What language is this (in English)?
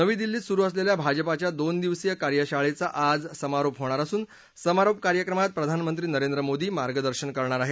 Marathi